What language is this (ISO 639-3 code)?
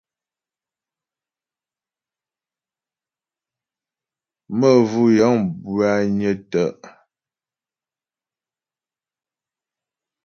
bbj